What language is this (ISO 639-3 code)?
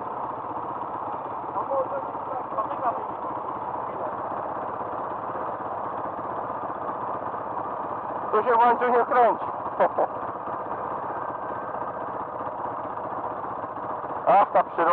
pol